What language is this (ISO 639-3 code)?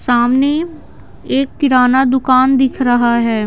hin